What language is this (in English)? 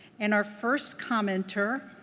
English